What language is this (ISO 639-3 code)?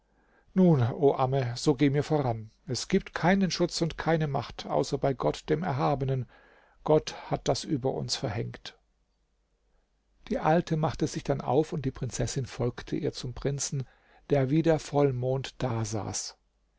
deu